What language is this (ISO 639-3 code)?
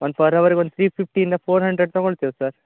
kan